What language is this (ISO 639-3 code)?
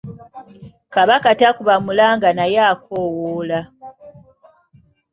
lug